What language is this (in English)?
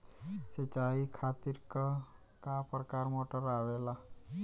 Bhojpuri